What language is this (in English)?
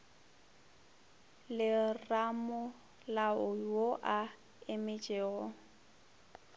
Northern Sotho